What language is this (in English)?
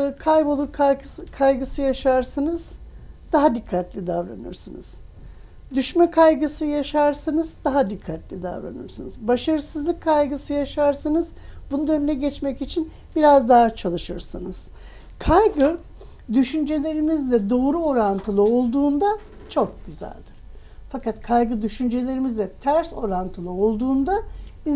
Turkish